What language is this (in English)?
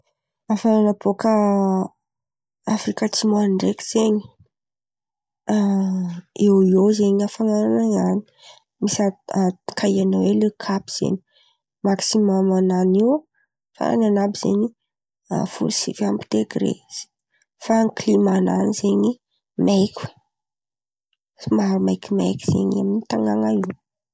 Antankarana Malagasy